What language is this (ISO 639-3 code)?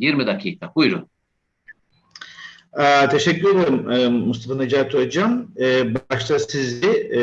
tur